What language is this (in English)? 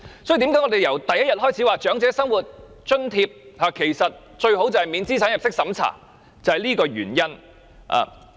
Cantonese